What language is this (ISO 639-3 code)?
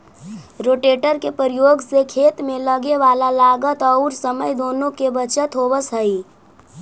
mag